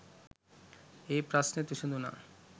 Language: Sinhala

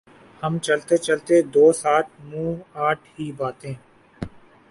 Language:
Urdu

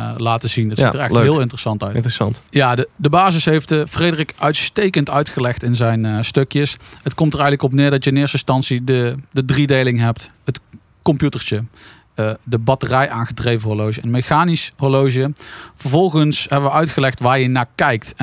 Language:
Dutch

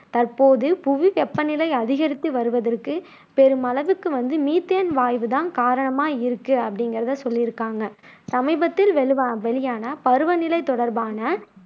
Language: Tamil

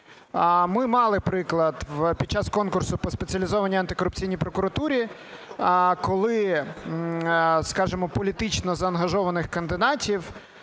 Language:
Ukrainian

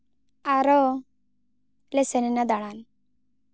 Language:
Santali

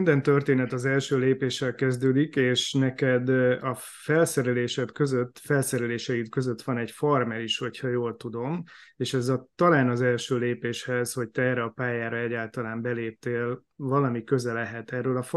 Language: Hungarian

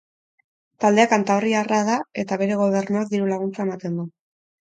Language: Basque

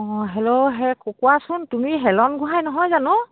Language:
Assamese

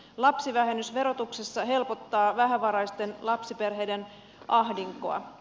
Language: Finnish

